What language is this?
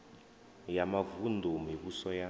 Venda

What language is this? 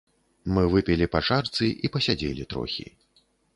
Belarusian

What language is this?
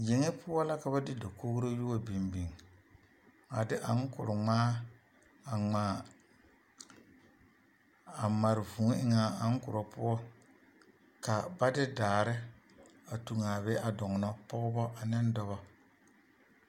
Southern Dagaare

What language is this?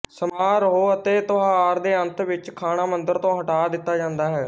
Punjabi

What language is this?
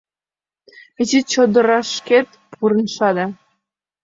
Mari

